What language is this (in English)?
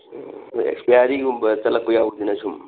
Manipuri